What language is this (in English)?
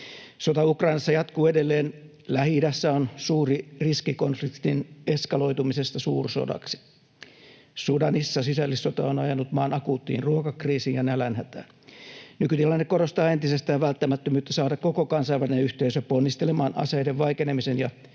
Finnish